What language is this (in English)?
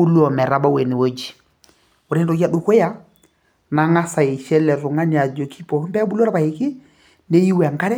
Masai